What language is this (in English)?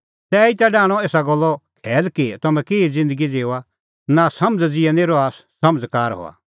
Kullu Pahari